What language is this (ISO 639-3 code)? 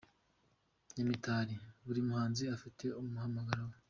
kin